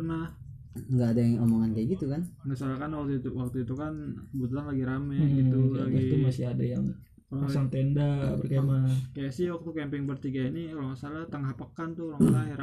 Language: Indonesian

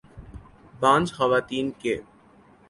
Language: Urdu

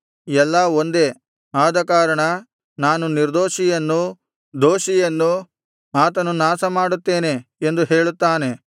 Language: Kannada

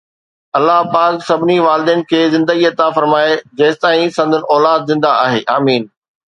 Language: Sindhi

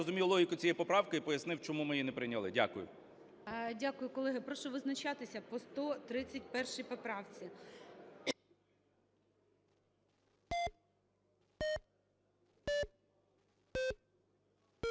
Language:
Ukrainian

